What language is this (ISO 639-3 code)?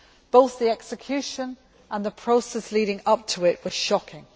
eng